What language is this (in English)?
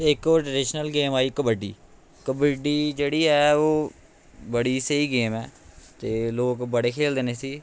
Dogri